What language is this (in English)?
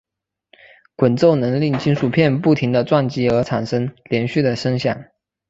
Chinese